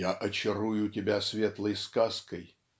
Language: Russian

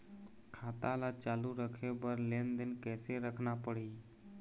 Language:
Chhattisgarhi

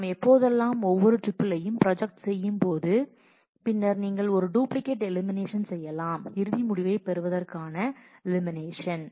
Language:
Tamil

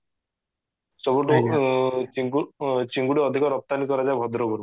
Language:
Odia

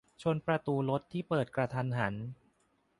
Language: Thai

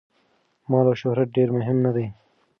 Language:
Pashto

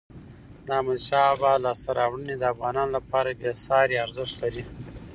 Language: Pashto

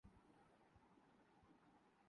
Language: Urdu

